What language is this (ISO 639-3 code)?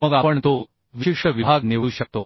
mar